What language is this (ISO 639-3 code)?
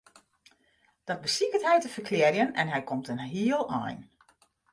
fry